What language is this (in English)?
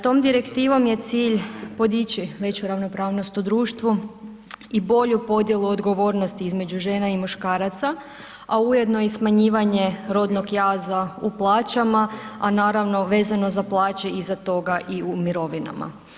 Croatian